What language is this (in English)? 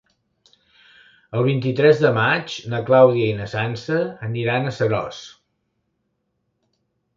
Catalan